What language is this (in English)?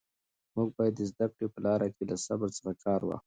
Pashto